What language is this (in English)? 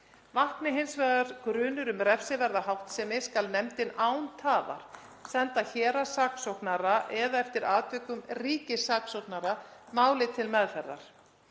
Icelandic